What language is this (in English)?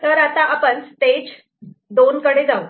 Marathi